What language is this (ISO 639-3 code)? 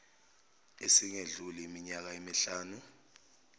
zul